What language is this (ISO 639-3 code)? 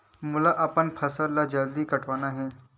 hne